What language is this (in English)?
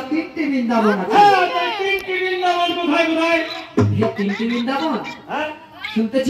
Indonesian